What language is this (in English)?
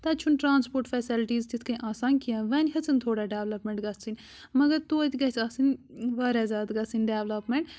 Kashmiri